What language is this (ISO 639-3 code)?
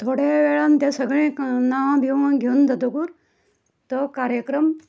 kok